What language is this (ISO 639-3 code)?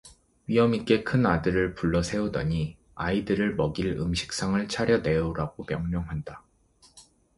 kor